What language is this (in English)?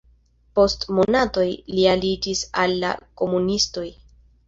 Esperanto